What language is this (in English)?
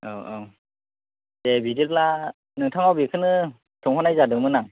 Bodo